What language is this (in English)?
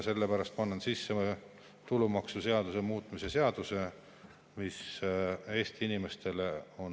Estonian